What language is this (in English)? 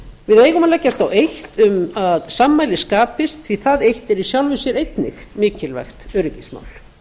Icelandic